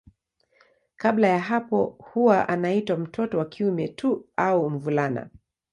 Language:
Swahili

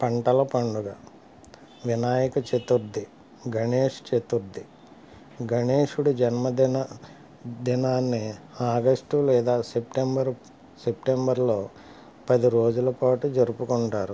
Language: Telugu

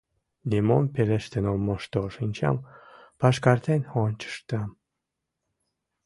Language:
Mari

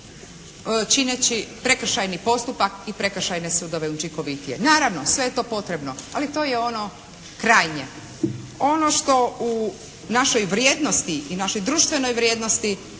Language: Croatian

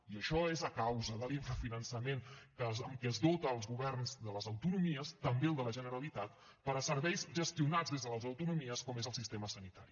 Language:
Catalan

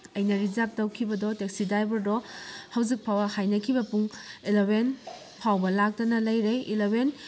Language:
Manipuri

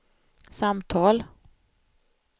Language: Swedish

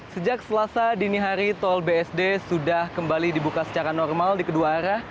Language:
Indonesian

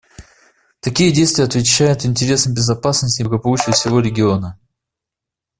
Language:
Russian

